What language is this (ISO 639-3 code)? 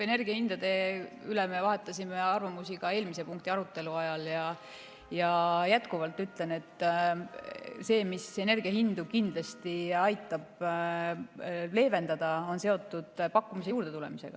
est